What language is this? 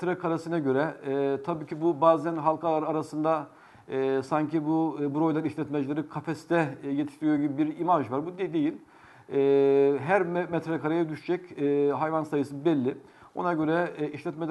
Turkish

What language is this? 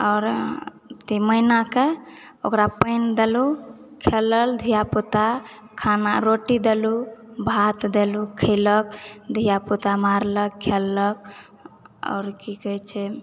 Maithili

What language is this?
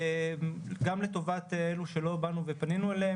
Hebrew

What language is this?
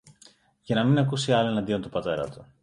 Greek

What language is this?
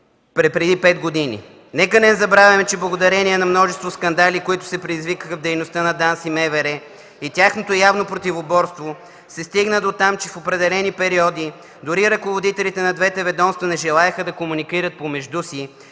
Bulgarian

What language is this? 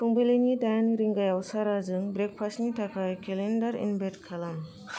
Bodo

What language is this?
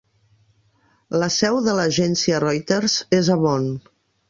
Catalan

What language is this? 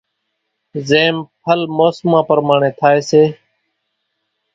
Kachi Koli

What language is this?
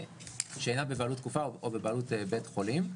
Hebrew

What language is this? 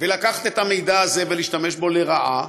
Hebrew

